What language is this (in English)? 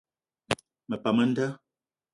Eton (Cameroon)